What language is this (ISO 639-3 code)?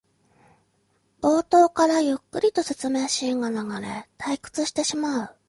jpn